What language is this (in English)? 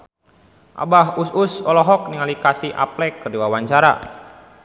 Sundanese